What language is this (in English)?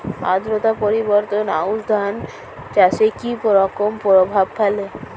Bangla